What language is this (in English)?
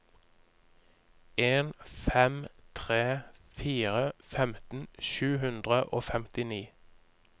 Norwegian